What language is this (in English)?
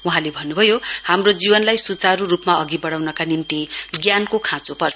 Nepali